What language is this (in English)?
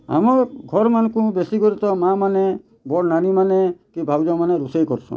Odia